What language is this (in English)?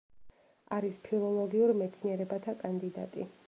Georgian